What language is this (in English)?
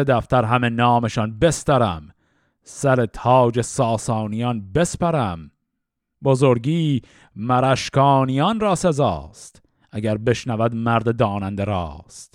Persian